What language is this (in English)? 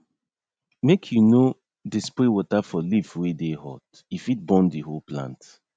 Nigerian Pidgin